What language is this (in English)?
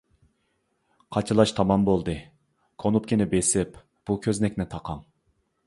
Uyghur